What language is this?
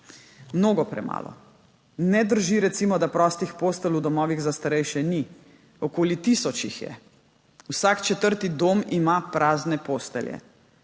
Slovenian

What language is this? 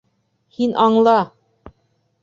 Bashkir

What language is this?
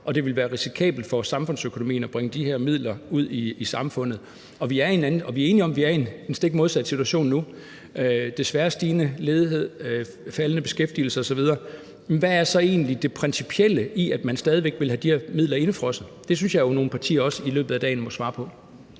Danish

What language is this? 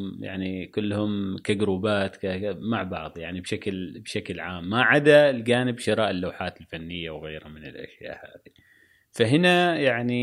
Arabic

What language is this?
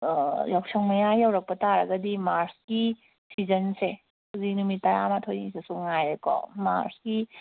Manipuri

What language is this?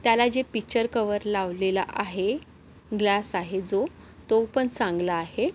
Marathi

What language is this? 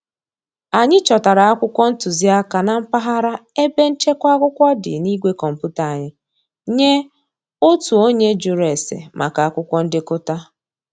Igbo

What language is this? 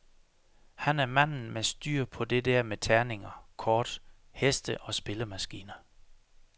Danish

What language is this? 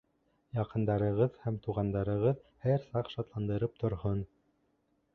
Bashkir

